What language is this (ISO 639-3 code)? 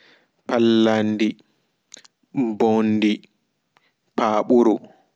ful